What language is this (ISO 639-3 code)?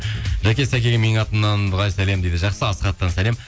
kaz